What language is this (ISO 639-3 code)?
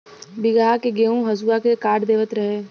bho